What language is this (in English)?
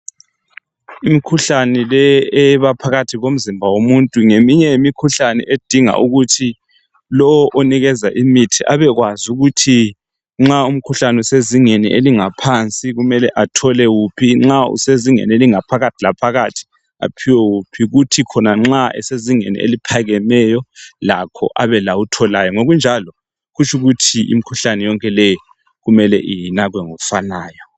North Ndebele